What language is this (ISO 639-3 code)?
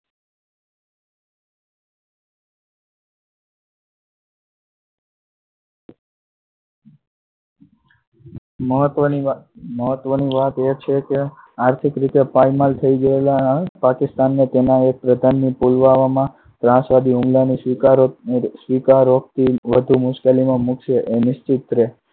guj